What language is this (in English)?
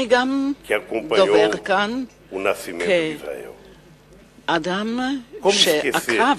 Hebrew